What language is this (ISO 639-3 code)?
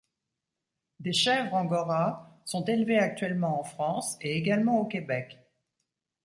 fra